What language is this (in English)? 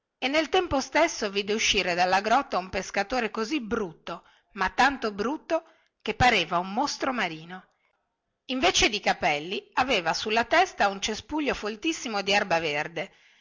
Italian